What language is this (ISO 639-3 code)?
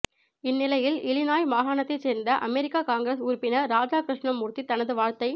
tam